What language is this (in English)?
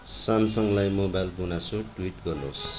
Nepali